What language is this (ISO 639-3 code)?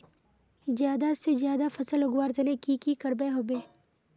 mag